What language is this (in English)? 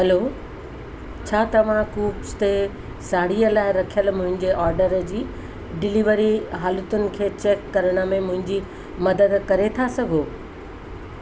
Sindhi